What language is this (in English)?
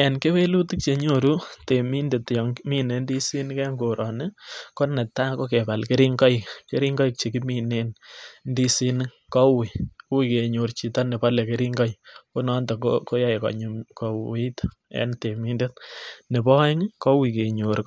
Kalenjin